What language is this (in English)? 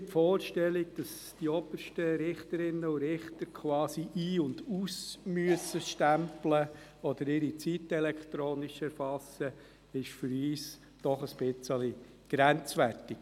Swiss German